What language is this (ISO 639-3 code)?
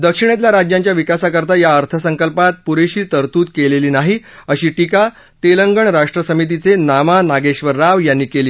mar